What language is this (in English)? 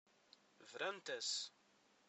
Kabyle